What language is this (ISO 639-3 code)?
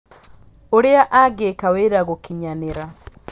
kik